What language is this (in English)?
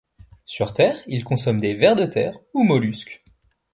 French